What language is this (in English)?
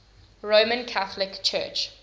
English